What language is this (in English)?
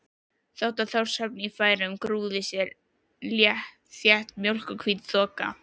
Icelandic